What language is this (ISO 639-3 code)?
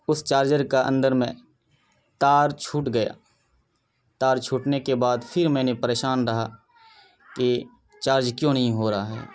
urd